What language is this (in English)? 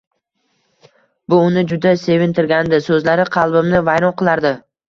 Uzbek